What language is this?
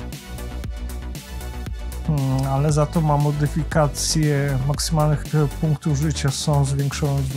Polish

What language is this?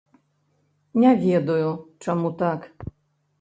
Belarusian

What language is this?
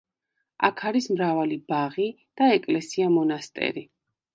Georgian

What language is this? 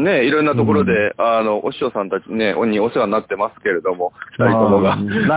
Japanese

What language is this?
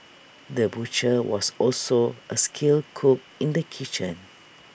English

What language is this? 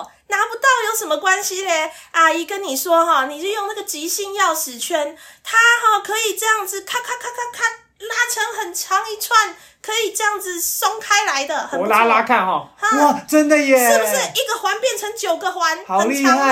Chinese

